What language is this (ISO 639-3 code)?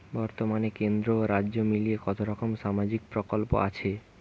ben